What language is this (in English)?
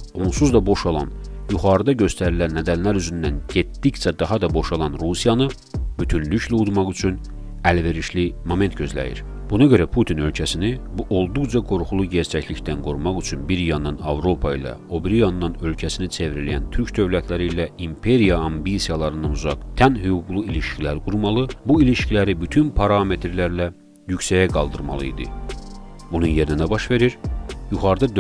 Turkish